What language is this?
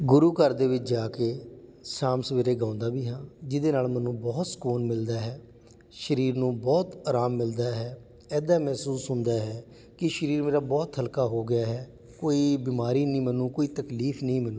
Punjabi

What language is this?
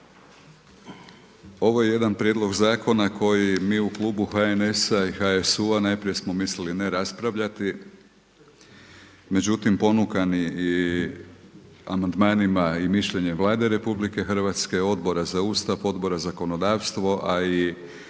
Croatian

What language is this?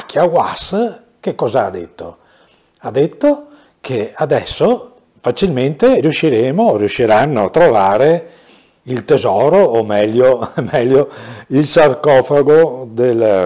Italian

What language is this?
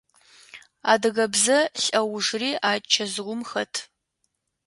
Adyghe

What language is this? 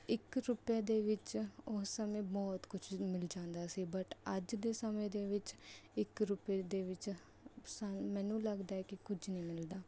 Punjabi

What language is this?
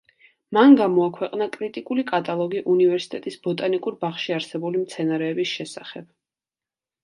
Georgian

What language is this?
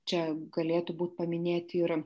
Lithuanian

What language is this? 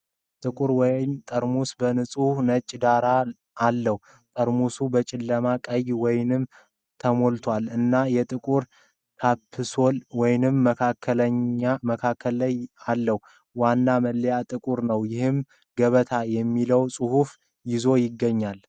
Amharic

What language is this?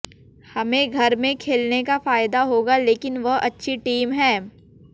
Hindi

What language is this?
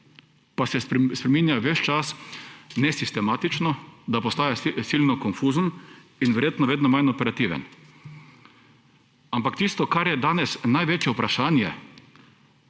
Slovenian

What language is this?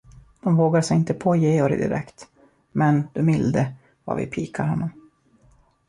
Swedish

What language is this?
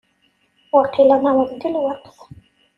Kabyle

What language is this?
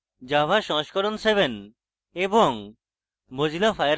Bangla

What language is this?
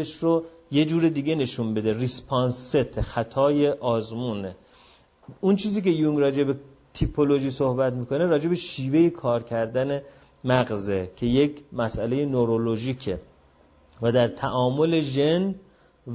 Persian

